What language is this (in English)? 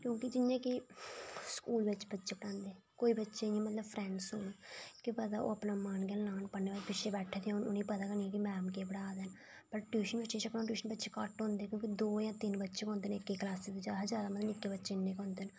Dogri